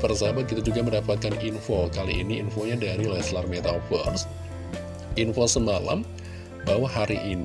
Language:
Indonesian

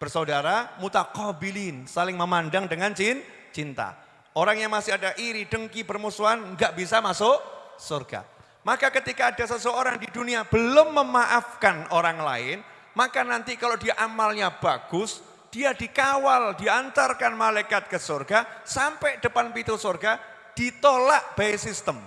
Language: Indonesian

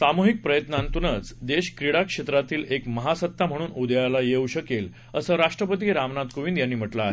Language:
Marathi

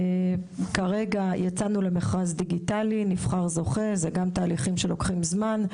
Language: Hebrew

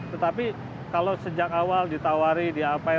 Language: Indonesian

